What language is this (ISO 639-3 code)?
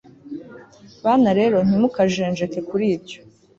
kin